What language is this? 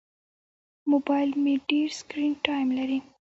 Pashto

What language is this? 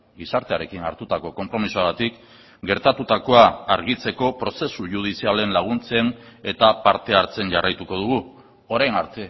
Basque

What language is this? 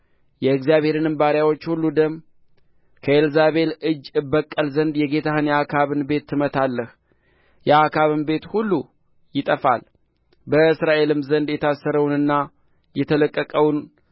Amharic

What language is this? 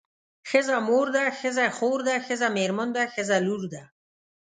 Pashto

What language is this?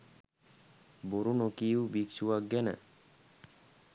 Sinhala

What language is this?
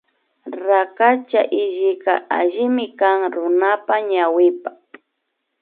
Imbabura Highland Quichua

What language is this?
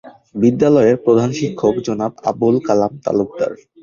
Bangla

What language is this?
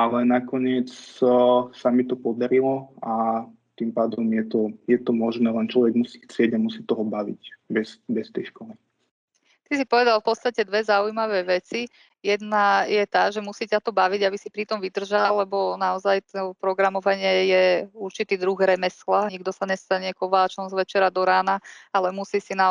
Slovak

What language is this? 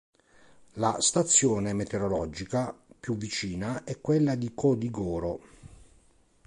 Italian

